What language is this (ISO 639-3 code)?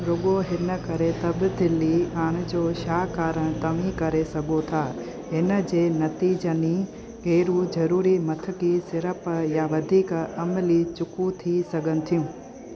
snd